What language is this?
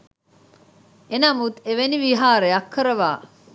Sinhala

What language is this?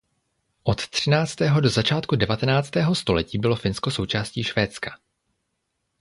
Czech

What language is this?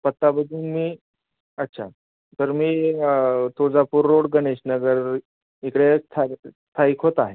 Marathi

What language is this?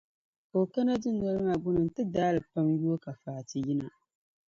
Dagbani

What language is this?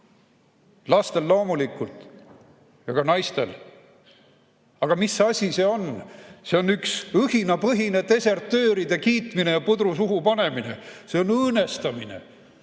Estonian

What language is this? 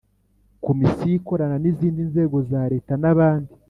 Kinyarwanda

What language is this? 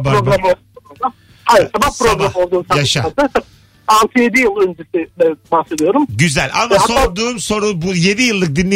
Turkish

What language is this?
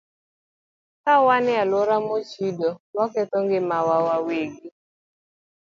Luo (Kenya and Tanzania)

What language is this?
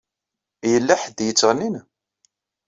Kabyle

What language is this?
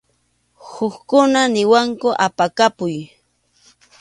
Arequipa-La Unión Quechua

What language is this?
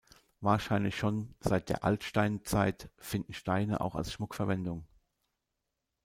German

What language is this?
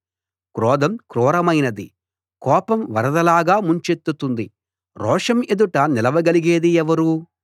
Telugu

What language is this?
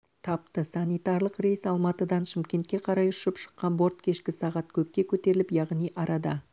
Kazakh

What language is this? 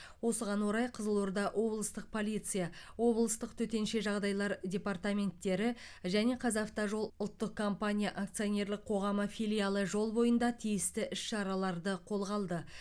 Kazakh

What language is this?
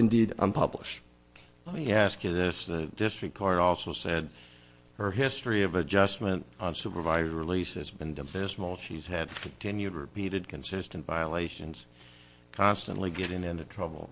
English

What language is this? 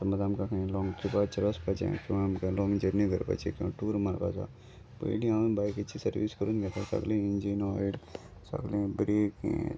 Konkani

